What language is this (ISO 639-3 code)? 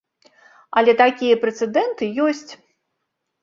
bel